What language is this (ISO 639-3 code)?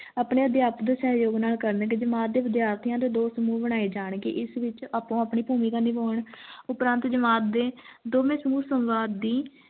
pan